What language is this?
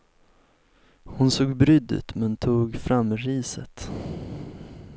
Swedish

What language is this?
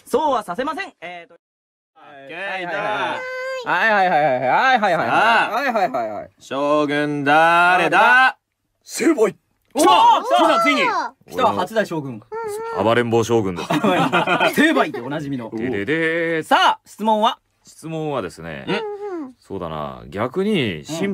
Japanese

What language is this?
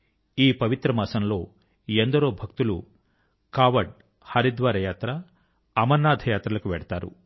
Telugu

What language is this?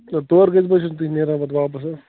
Kashmiri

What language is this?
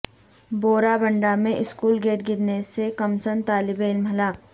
Urdu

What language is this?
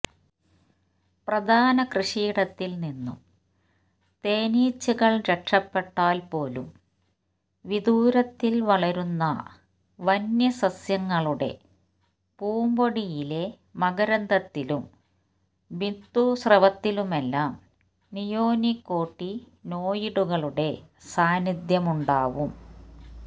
Malayalam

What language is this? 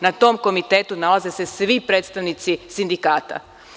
Serbian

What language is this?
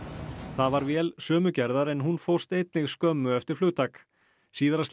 Icelandic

